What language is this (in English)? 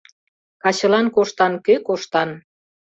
Mari